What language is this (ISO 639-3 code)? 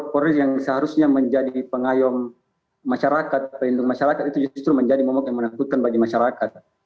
ind